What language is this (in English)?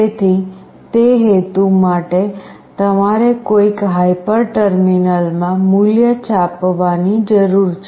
Gujarati